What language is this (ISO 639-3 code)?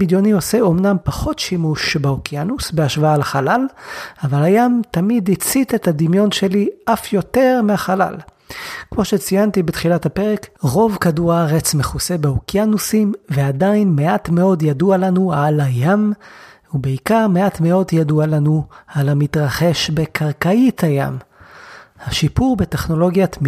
heb